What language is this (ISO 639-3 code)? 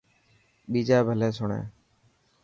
mki